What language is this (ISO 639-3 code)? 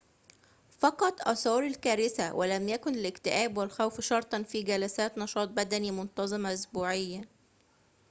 ara